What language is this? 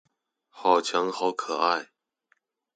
Chinese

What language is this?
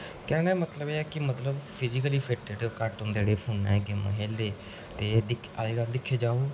Dogri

